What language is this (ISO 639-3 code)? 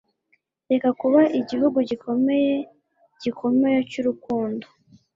kin